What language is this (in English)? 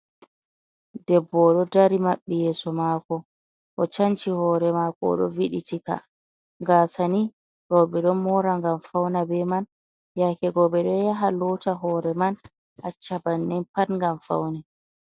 Fula